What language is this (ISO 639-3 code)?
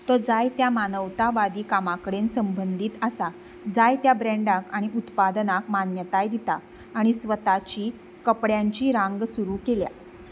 kok